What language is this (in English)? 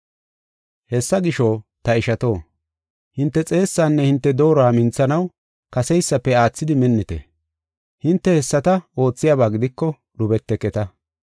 Gofa